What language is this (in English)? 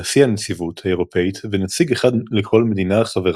Hebrew